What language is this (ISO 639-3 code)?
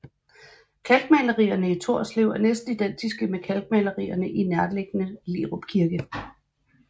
dan